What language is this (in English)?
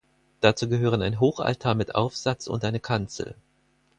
German